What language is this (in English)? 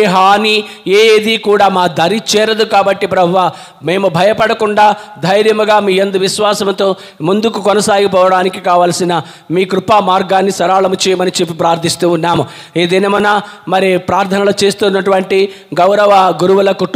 Romanian